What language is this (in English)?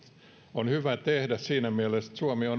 Finnish